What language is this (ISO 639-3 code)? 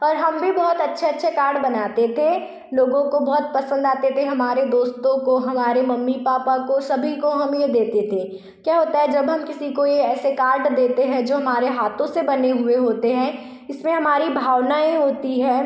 hin